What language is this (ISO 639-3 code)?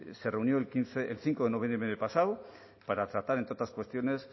spa